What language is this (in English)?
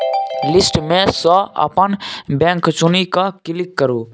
Maithili